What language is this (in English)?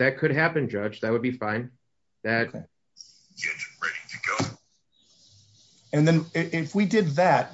English